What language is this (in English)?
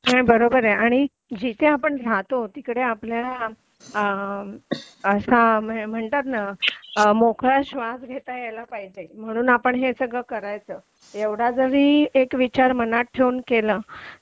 Marathi